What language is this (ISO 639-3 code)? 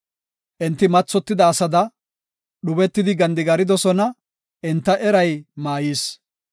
gof